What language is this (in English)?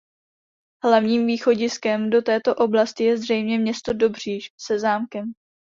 Czech